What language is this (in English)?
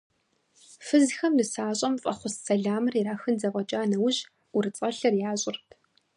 Kabardian